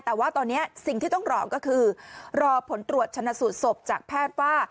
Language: Thai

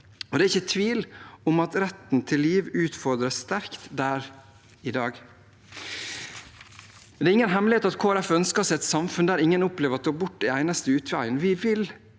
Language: Norwegian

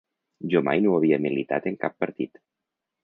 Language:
Catalan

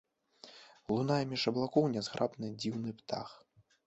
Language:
Belarusian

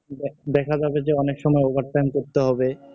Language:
Bangla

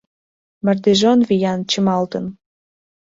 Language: Mari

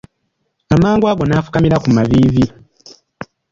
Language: Ganda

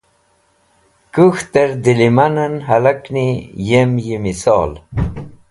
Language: Wakhi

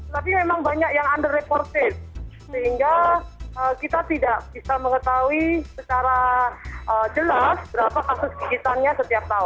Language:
Indonesian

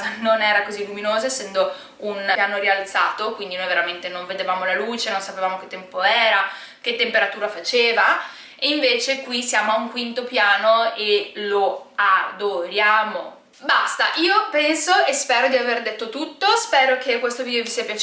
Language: Italian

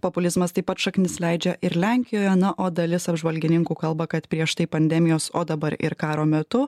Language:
Lithuanian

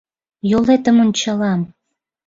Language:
Mari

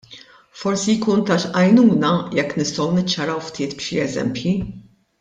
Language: Maltese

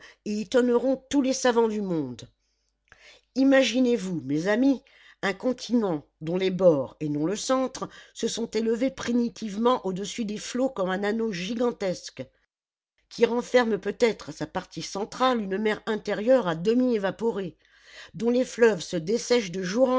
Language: French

